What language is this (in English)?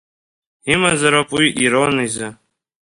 Abkhazian